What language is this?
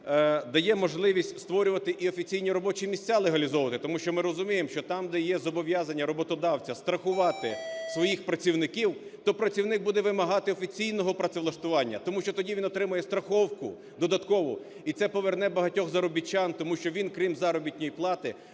Ukrainian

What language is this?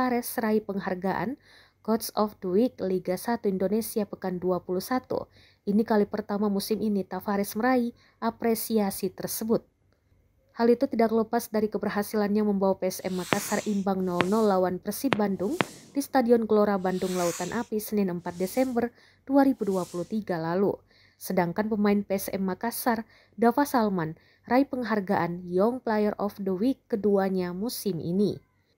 Indonesian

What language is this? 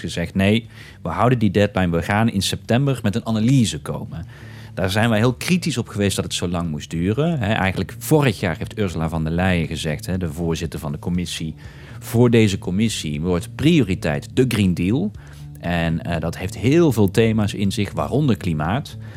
Dutch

